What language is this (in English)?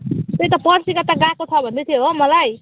Nepali